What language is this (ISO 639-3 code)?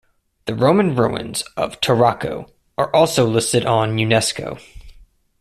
eng